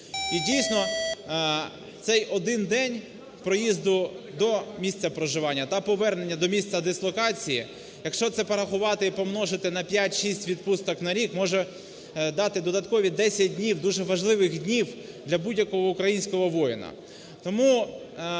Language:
Ukrainian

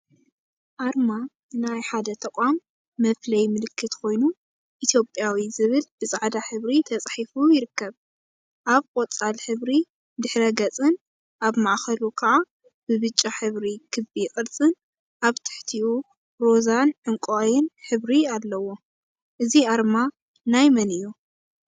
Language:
Tigrinya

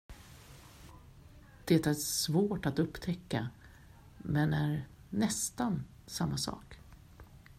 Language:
Swedish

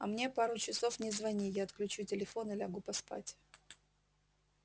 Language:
Russian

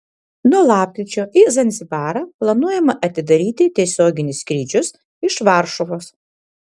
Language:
Lithuanian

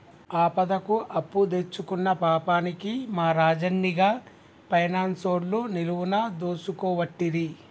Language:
Telugu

